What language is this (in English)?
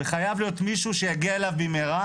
Hebrew